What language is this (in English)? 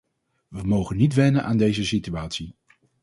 Dutch